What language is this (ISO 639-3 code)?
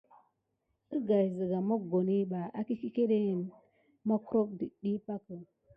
gid